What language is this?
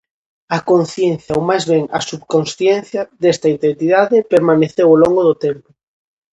Galician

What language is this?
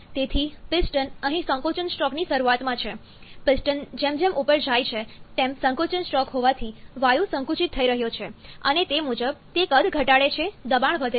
Gujarati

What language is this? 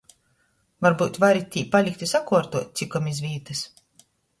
Latgalian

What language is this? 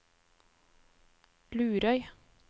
Norwegian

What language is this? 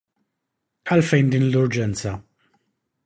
Maltese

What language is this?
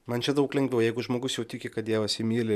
Lithuanian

